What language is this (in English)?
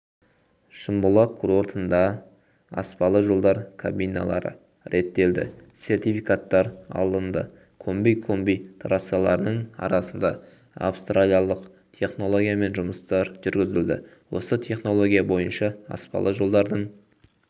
Kazakh